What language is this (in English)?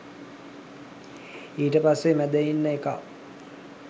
Sinhala